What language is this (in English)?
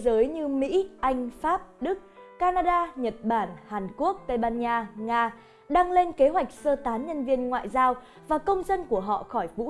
Vietnamese